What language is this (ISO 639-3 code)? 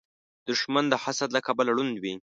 pus